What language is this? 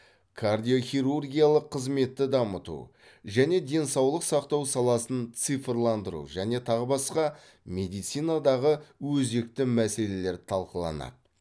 Kazakh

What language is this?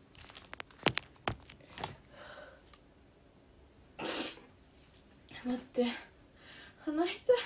Japanese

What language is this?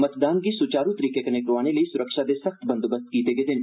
Dogri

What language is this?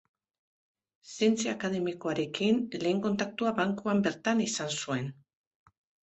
Basque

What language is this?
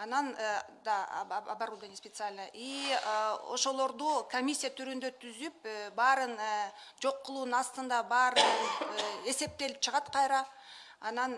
Russian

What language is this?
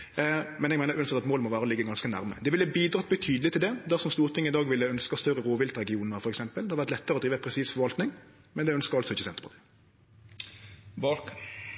Norwegian Nynorsk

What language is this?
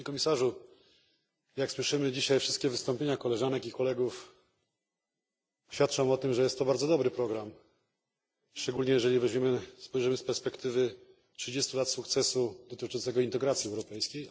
Polish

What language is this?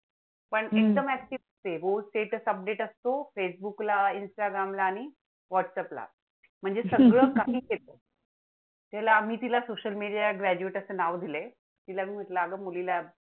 Marathi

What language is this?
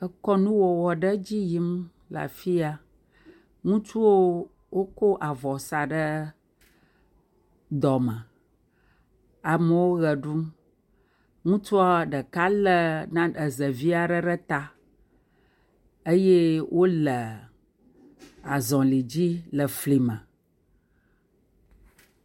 Ewe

